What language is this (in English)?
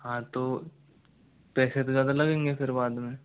Hindi